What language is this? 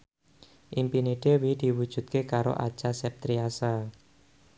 Javanese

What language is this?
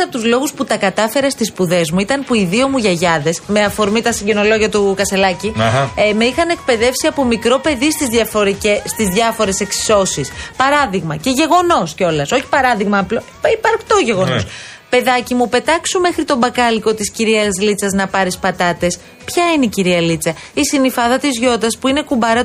Greek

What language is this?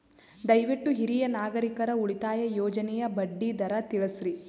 Kannada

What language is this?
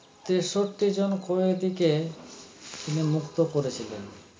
Bangla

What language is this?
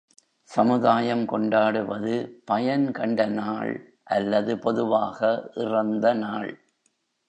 Tamil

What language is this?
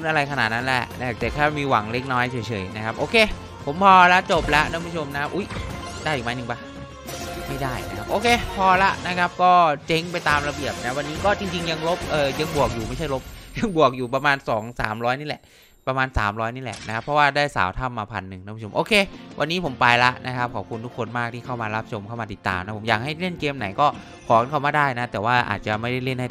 Thai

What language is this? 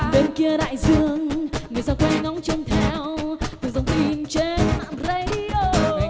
Vietnamese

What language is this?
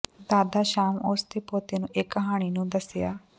Punjabi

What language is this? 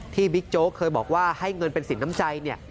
Thai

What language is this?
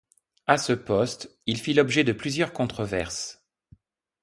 French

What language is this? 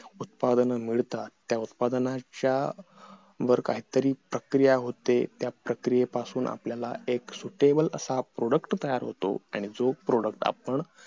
Marathi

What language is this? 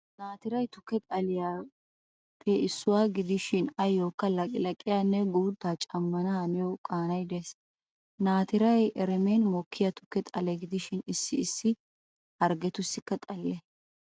Wolaytta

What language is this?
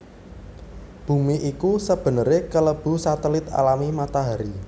Javanese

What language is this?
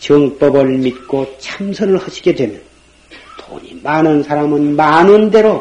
Korean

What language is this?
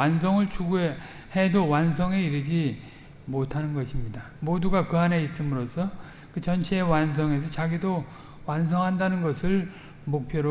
Korean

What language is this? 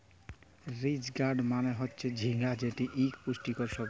Bangla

